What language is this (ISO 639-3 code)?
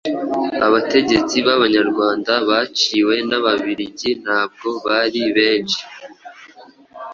kin